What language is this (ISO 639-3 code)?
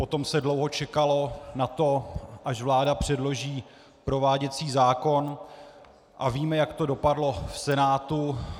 ces